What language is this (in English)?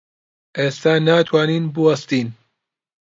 Central Kurdish